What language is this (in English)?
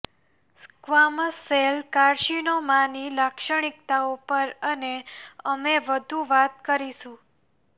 Gujarati